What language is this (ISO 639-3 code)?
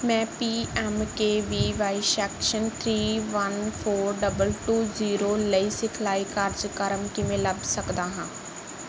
pan